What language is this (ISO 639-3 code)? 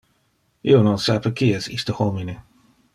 ina